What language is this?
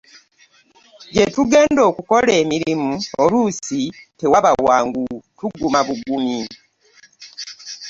Ganda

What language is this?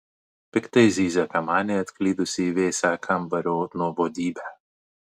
Lithuanian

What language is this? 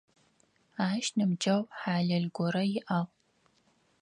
Adyghe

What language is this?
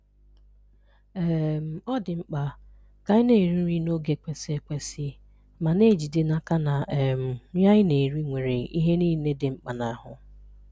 Igbo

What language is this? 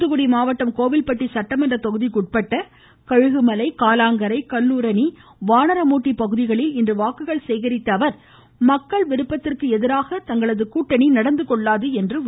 Tamil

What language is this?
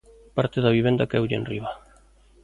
Galician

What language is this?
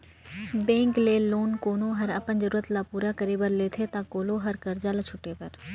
Chhattisgarhi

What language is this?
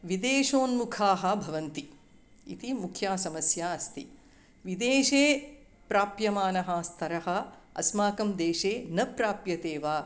Sanskrit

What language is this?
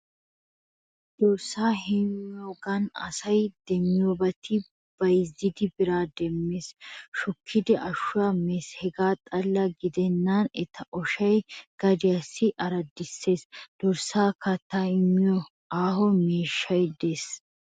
Wolaytta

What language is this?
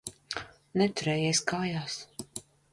Latvian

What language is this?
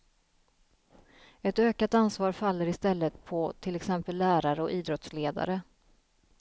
Swedish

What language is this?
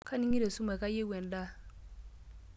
Masai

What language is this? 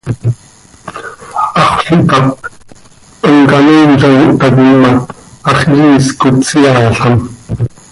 Seri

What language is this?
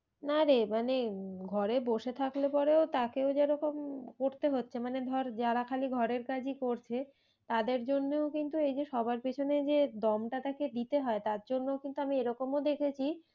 Bangla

